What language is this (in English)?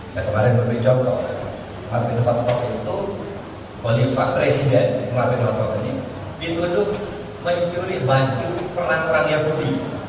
Indonesian